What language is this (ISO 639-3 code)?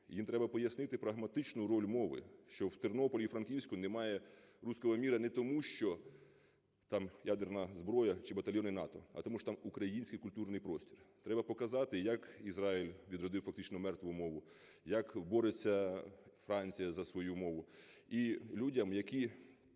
ukr